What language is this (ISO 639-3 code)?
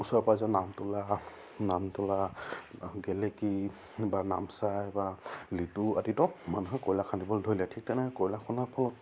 asm